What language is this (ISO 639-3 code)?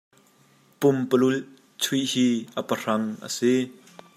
cnh